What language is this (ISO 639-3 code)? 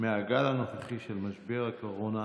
heb